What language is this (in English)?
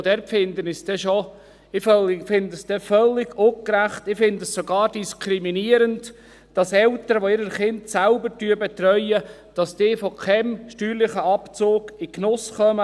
Swiss German